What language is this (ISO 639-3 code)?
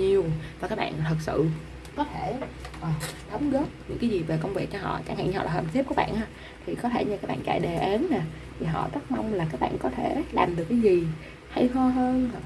vie